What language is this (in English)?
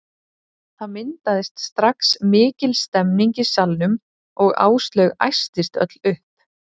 Icelandic